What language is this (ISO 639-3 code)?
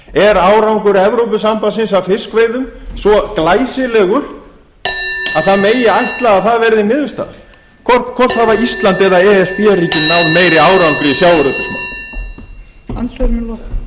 isl